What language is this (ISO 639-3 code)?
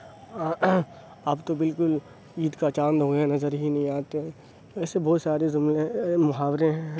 urd